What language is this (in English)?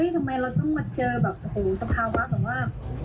Thai